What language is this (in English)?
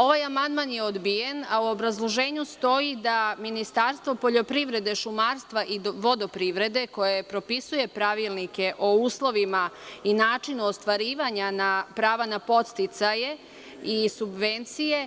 Serbian